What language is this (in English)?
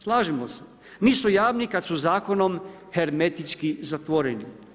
Croatian